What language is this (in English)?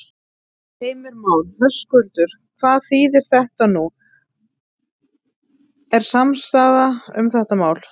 Icelandic